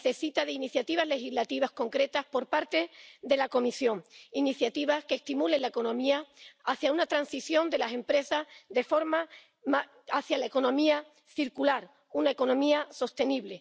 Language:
Spanish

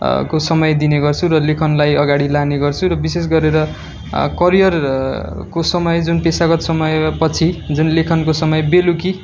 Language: Nepali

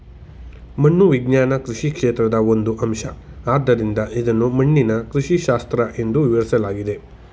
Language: Kannada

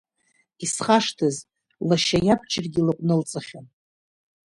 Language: Abkhazian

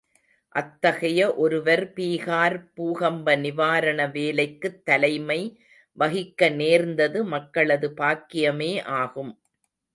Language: Tamil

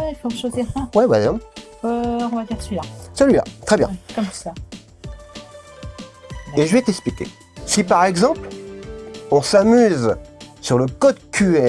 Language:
French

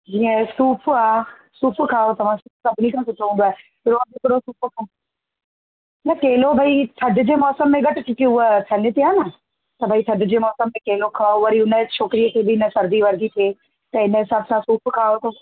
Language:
Sindhi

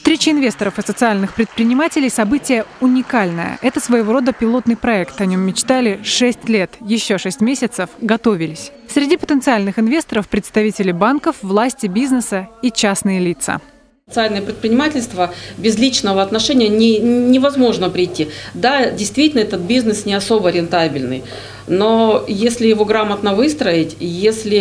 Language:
Russian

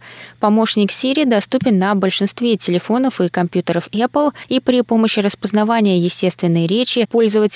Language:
Russian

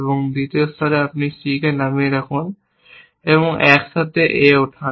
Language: Bangla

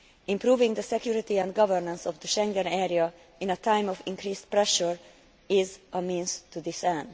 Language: English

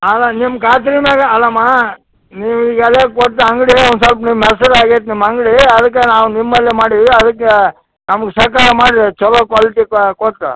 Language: Kannada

